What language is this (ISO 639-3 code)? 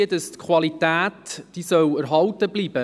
gsw